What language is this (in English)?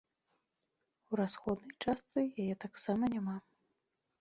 Belarusian